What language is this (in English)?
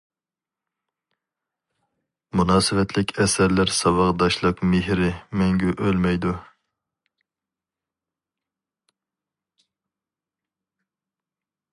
Uyghur